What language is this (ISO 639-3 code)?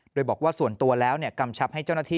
tha